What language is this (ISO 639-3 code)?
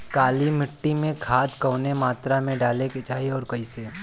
bho